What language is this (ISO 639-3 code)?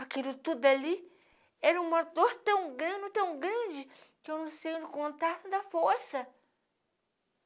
por